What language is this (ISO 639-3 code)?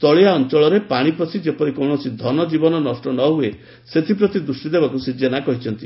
ori